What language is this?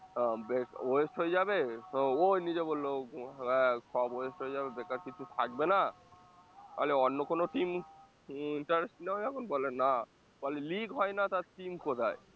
Bangla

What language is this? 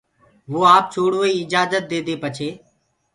Gurgula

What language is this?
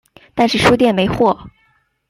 Chinese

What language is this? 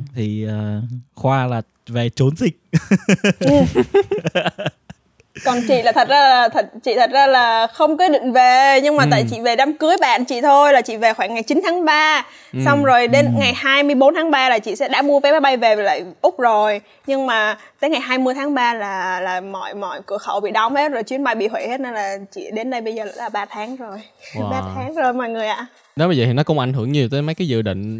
Vietnamese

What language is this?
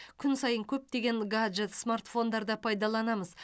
Kazakh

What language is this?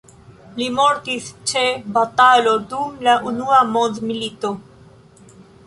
Esperanto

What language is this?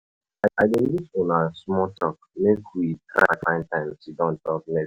Nigerian Pidgin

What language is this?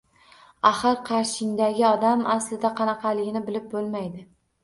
Uzbek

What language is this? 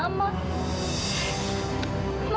Indonesian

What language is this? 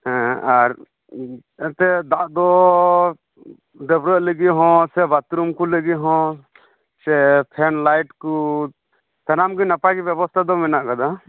Santali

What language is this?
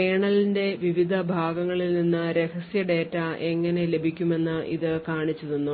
Malayalam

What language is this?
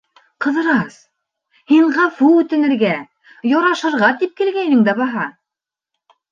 Bashkir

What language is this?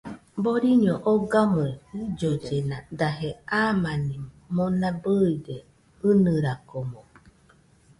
Nüpode Huitoto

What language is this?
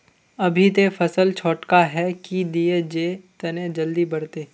Magahi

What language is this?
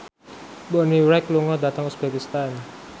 Javanese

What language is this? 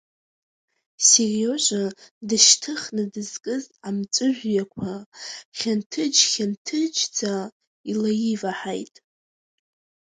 Abkhazian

